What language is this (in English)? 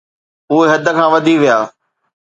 Sindhi